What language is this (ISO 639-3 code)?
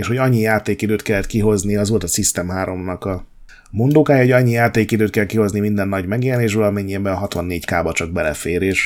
hun